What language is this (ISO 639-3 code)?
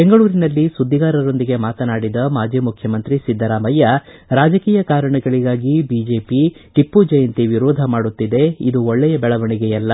kan